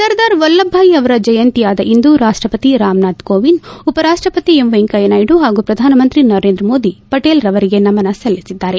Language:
Kannada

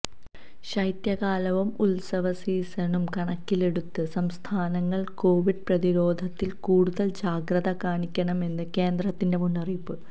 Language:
Malayalam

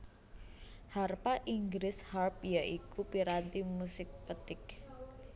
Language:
Javanese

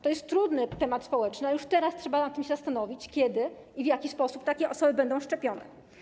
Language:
Polish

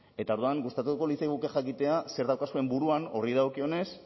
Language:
Basque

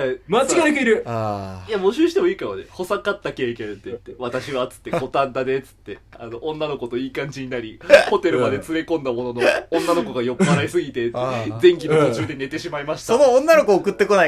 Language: Japanese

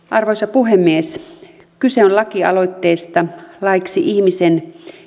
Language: Finnish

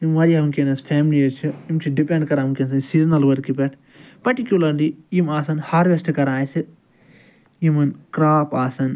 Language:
Kashmiri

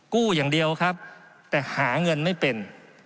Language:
Thai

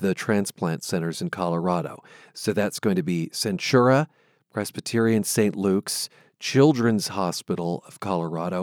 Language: English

